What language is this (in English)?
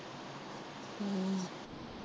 Punjabi